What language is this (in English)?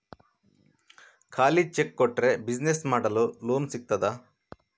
Kannada